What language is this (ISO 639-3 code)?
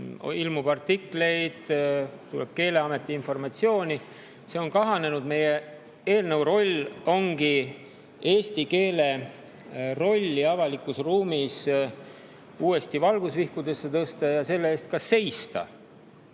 est